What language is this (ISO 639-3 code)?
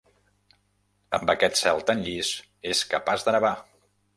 cat